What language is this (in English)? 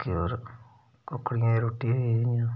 Dogri